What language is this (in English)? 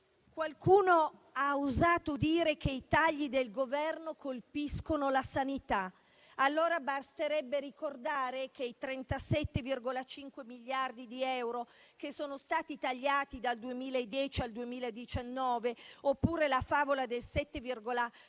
Italian